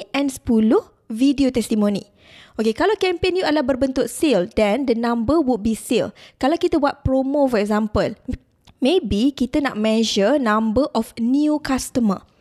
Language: Malay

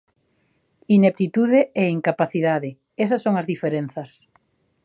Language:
Galician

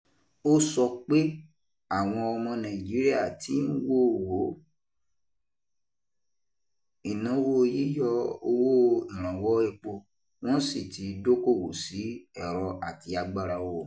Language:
Yoruba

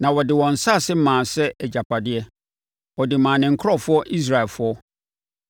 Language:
Akan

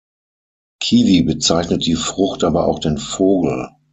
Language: German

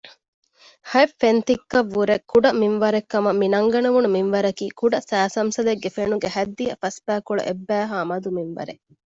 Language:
Divehi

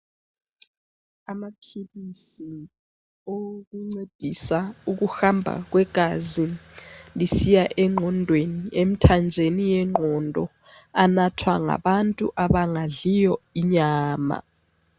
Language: North Ndebele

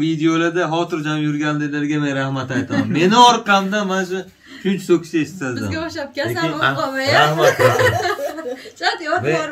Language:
Turkish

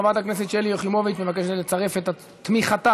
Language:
Hebrew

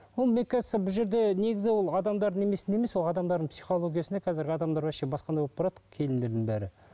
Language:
Kazakh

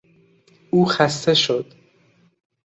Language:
Persian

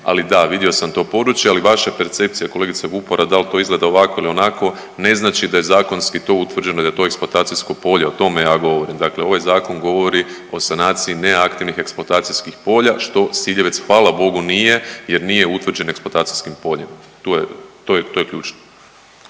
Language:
Croatian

